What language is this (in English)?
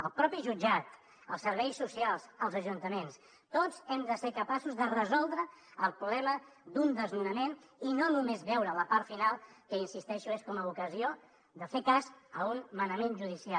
Catalan